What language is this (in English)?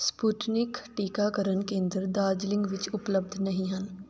Punjabi